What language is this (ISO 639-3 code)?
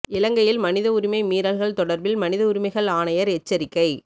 tam